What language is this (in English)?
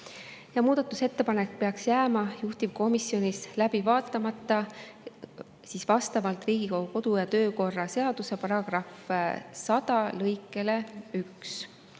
Estonian